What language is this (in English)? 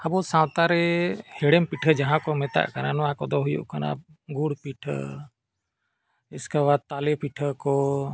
Santali